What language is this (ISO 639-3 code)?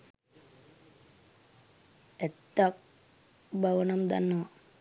sin